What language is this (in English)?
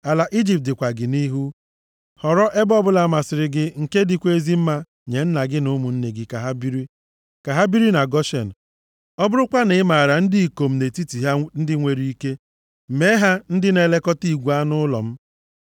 Igbo